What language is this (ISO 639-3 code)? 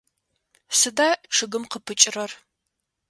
ady